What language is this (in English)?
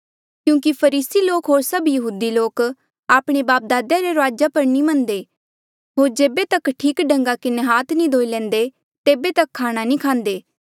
Mandeali